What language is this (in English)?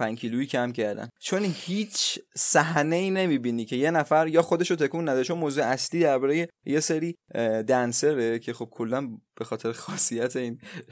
Persian